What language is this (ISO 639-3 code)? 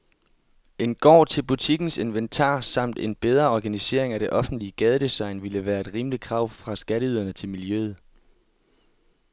dan